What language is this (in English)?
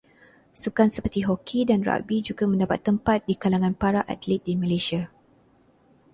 Malay